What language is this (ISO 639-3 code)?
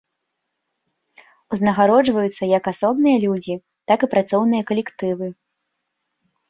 bel